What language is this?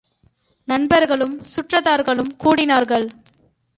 Tamil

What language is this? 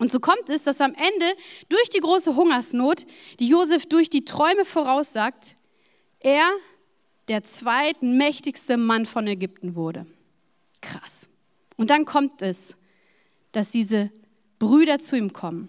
German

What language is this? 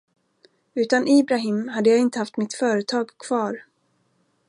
Swedish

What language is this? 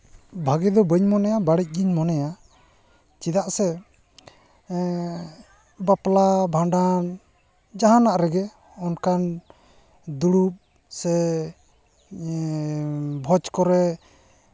Santali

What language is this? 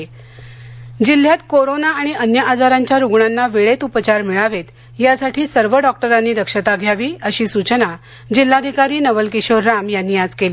Marathi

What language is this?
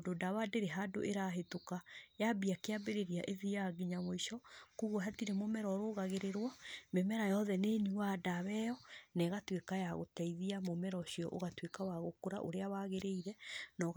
Kikuyu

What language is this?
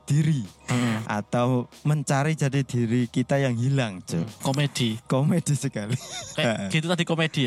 Indonesian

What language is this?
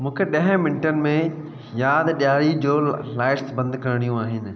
Sindhi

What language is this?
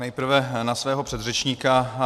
Czech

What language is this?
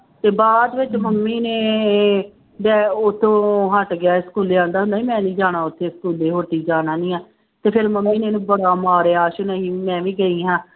Punjabi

